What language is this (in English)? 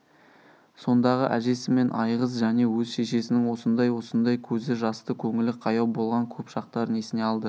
Kazakh